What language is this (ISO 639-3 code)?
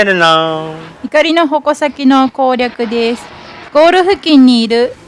jpn